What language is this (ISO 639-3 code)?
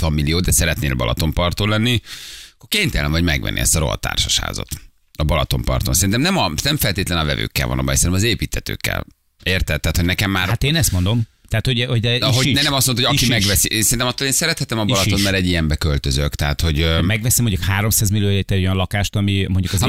hun